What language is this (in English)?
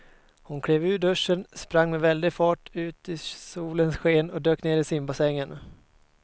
Swedish